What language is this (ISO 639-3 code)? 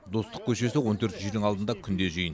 kaz